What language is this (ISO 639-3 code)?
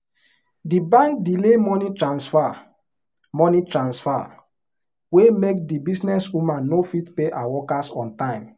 pcm